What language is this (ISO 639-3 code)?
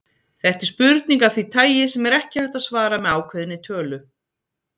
isl